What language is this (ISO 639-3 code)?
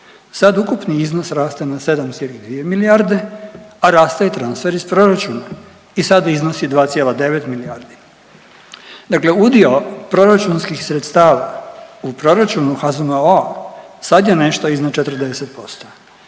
hrv